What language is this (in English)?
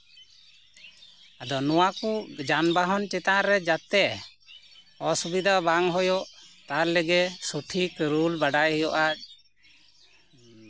Santali